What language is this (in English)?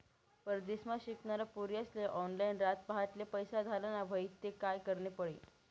Marathi